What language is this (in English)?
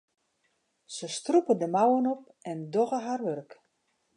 Western Frisian